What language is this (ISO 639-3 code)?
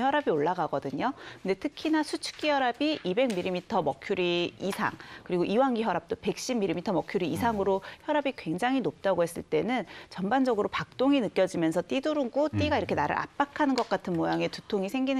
kor